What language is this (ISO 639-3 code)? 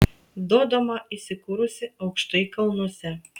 lit